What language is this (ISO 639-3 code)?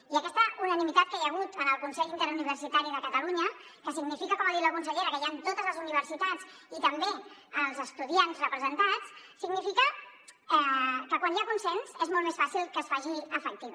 cat